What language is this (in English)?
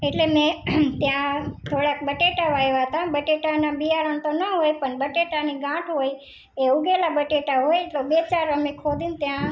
Gujarati